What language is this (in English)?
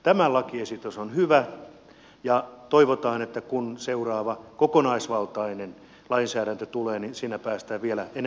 Finnish